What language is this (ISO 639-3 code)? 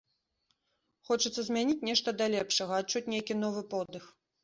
bel